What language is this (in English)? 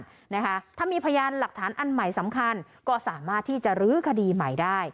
Thai